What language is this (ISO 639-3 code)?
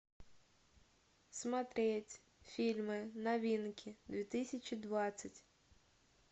rus